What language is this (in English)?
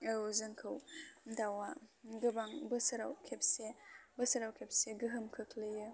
Bodo